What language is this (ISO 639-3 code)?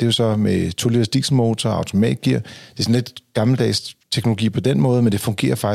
dan